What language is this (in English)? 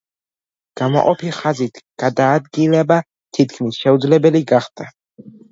Georgian